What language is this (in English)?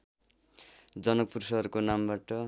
Nepali